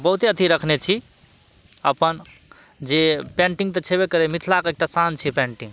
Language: Maithili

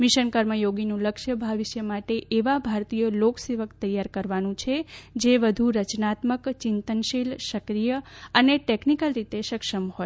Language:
Gujarati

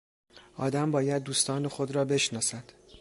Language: Persian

